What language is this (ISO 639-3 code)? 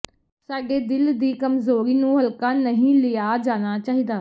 pan